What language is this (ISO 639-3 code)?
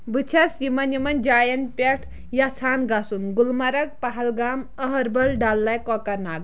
kas